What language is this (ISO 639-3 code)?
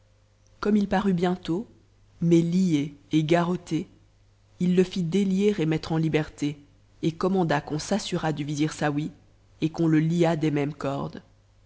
fra